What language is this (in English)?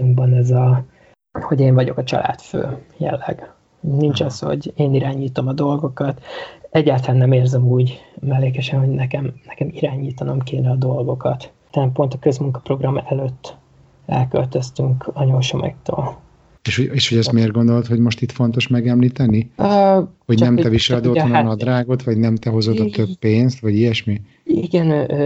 Hungarian